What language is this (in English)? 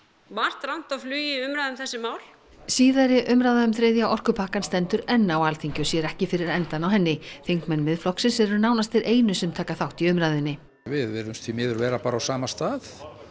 Icelandic